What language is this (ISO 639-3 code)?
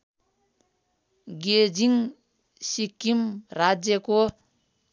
nep